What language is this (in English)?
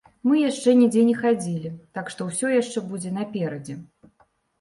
Belarusian